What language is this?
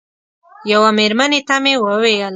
Pashto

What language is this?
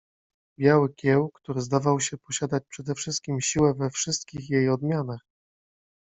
Polish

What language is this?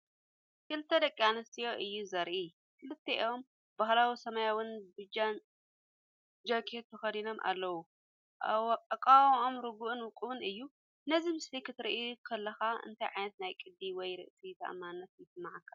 Tigrinya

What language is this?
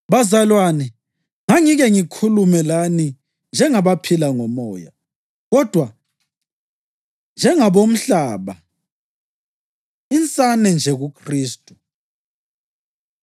North Ndebele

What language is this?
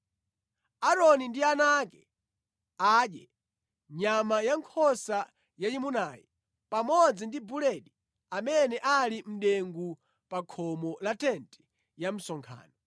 Nyanja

